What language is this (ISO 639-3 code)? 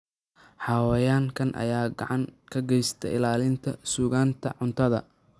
som